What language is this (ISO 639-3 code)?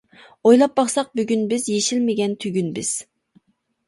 uig